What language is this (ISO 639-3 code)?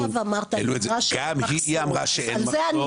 heb